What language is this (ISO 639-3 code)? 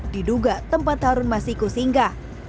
ind